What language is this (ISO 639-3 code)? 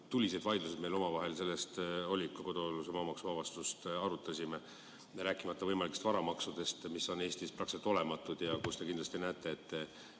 est